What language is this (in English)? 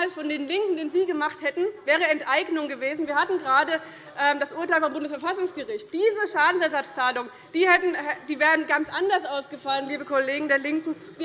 German